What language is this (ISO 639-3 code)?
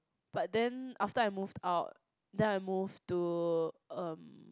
eng